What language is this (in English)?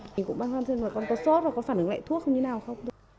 Vietnamese